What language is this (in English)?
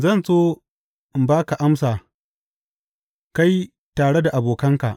Hausa